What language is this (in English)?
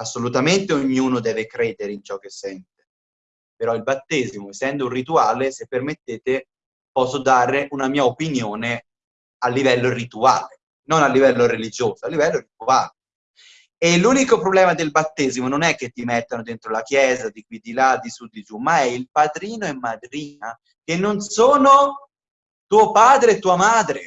Italian